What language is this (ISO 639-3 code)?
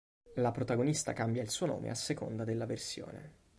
ita